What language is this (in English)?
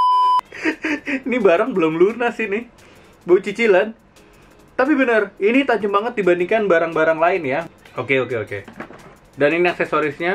Indonesian